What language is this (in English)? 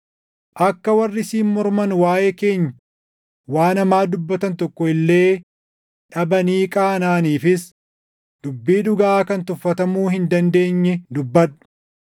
Oromo